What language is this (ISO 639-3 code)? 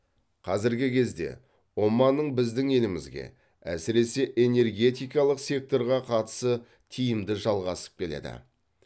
kaz